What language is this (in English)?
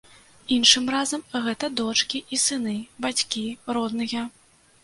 Belarusian